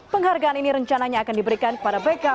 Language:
Indonesian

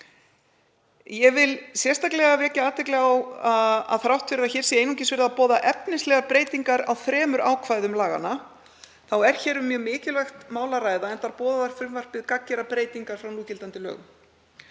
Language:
Icelandic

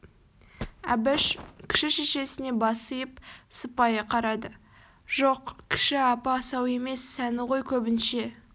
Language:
Kazakh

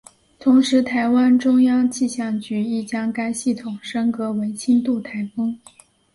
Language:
Chinese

